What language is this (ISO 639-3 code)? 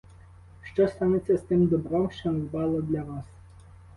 ukr